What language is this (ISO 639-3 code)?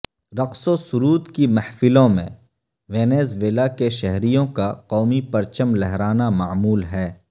urd